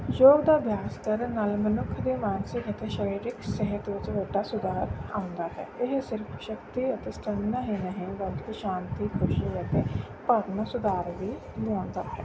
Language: Punjabi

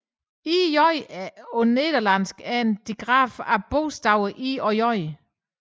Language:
Danish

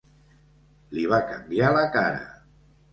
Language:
Catalan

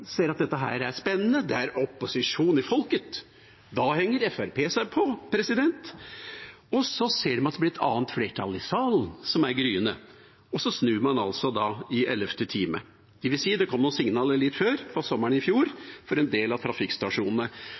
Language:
Norwegian Bokmål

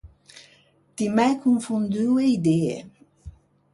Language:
Ligurian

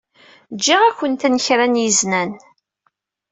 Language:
Kabyle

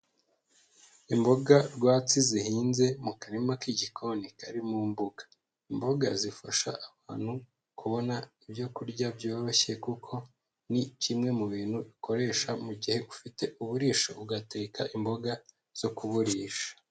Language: Kinyarwanda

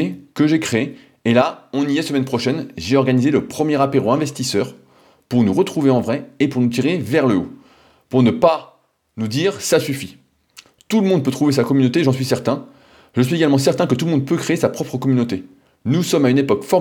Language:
French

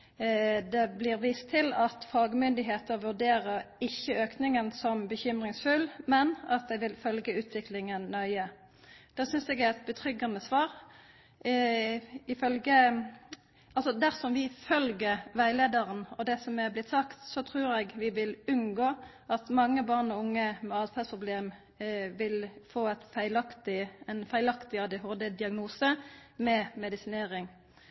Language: Norwegian Nynorsk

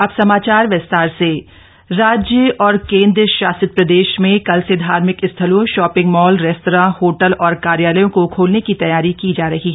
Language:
Hindi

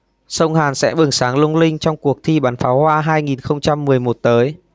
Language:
Vietnamese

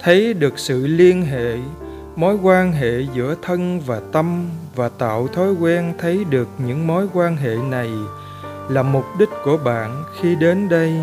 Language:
Vietnamese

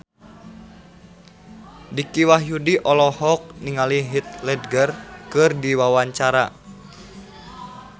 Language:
Sundanese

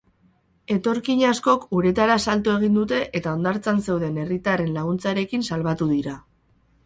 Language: Basque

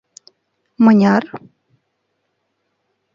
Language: Mari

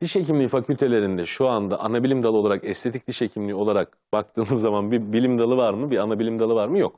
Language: Turkish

